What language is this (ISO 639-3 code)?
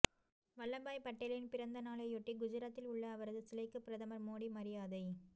tam